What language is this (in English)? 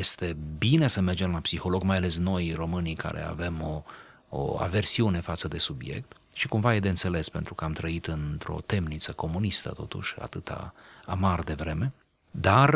Romanian